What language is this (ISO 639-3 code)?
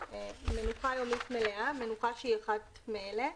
heb